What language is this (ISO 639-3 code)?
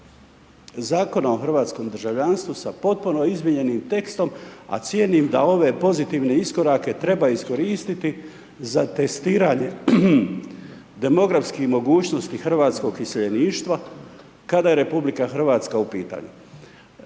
hrv